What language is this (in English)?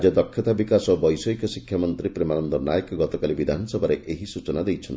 Odia